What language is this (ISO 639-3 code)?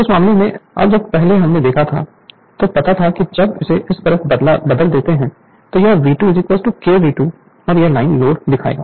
hin